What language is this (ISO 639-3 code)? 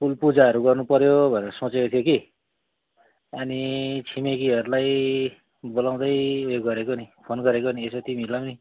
nep